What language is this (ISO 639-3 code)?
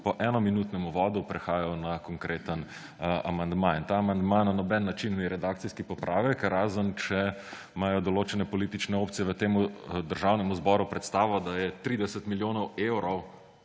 slv